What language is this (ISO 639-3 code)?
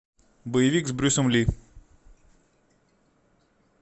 rus